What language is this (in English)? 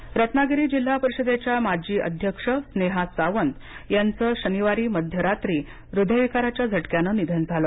Marathi